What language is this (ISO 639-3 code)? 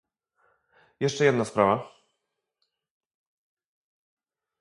pol